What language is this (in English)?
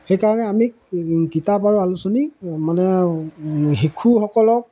Assamese